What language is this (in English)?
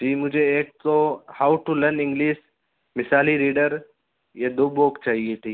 Urdu